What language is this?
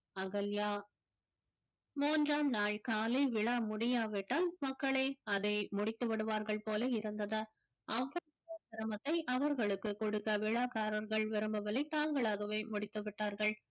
Tamil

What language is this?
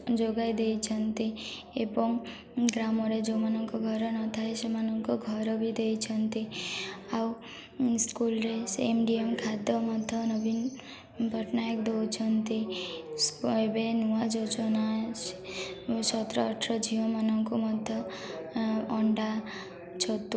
Odia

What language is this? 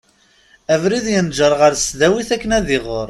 Kabyle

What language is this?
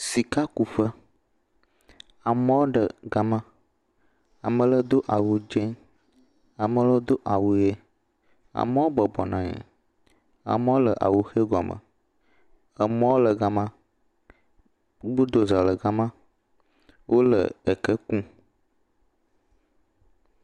Ewe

